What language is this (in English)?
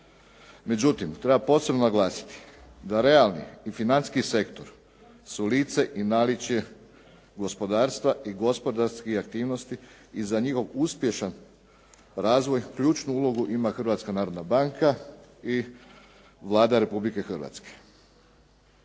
Croatian